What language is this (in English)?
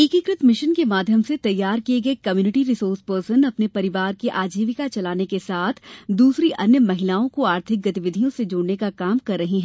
Hindi